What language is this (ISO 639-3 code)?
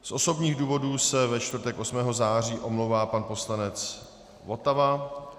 ces